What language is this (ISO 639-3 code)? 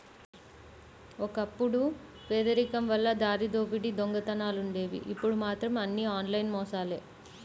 tel